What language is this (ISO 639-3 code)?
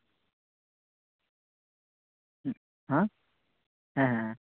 sat